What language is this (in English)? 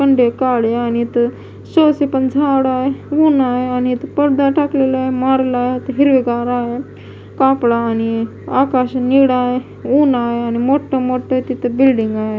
Marathi